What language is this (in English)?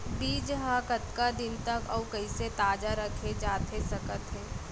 Chhattisgarhi